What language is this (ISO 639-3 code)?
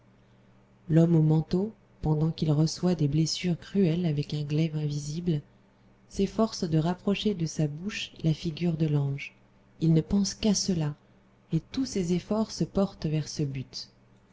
fra